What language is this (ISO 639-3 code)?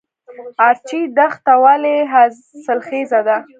pus